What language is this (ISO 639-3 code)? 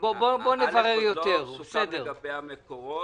heb